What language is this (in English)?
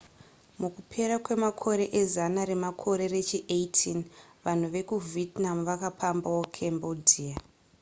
Shona